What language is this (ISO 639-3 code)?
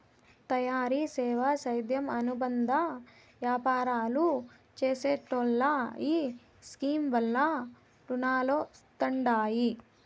tel